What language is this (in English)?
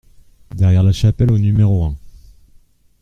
French